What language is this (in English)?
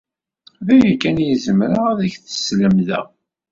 Kabyle